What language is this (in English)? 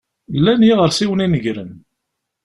Kabyle